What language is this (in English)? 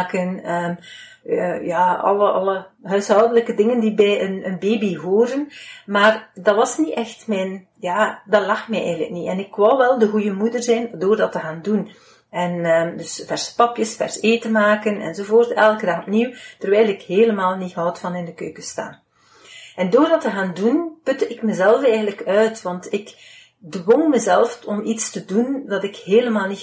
Dutch